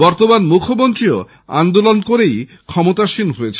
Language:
Bangla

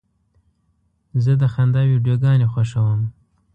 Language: Pashto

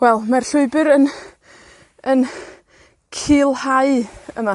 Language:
Welsh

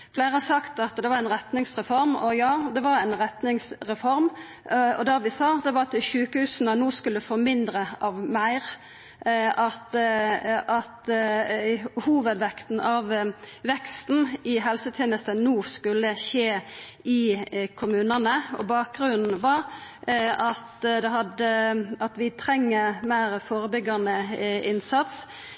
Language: Norwegian Nynorsk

